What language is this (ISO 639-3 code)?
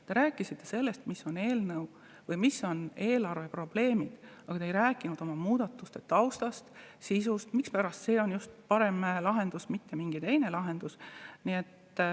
est